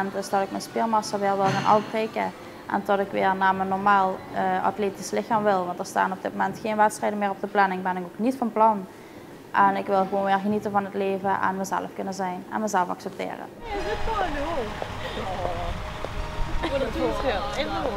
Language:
Dutch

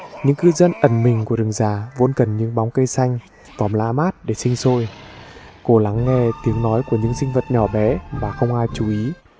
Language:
Vietnamese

